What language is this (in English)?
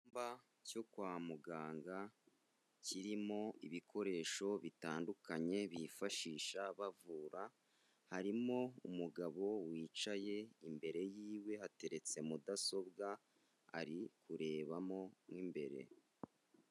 Kinyarwanda